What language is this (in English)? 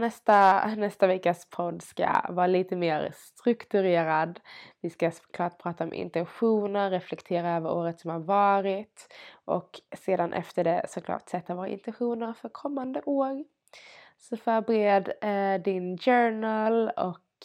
Swedish